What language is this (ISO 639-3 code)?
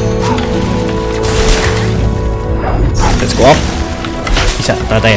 ind